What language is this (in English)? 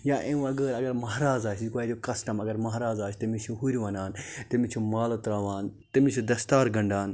Kashmiri